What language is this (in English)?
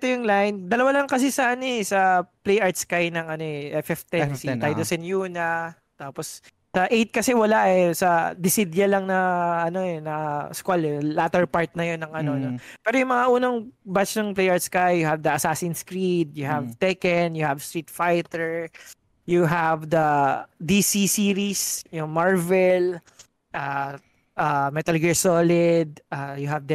Filipino